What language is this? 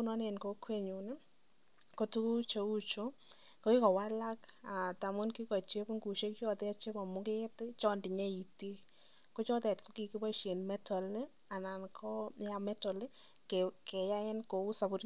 Kalenjin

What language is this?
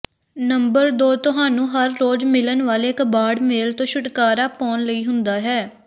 Punjabi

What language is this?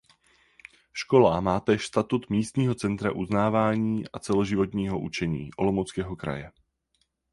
Czech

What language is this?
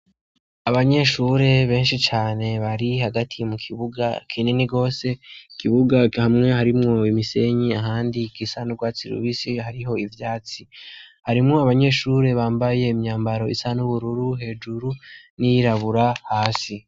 Rundi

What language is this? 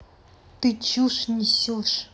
Russian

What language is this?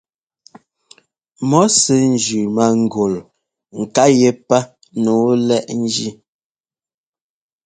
Ngomba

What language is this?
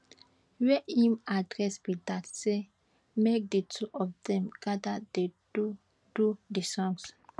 Nigerian Pidgin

